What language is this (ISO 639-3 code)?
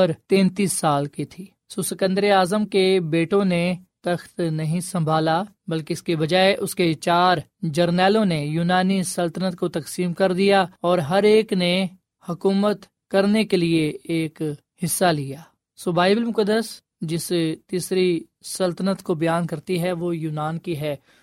urd